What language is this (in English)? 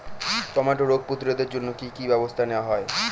Bangla